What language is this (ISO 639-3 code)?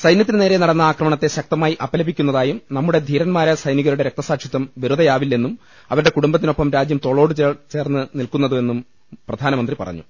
mal